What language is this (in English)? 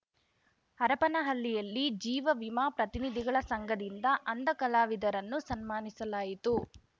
Kannada